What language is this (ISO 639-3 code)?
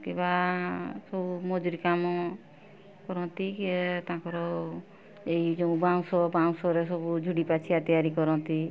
ori